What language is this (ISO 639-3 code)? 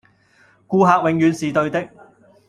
yue